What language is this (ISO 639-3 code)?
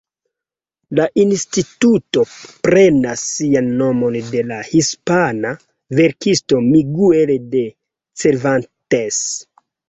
epo